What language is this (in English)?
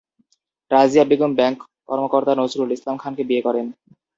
Bangla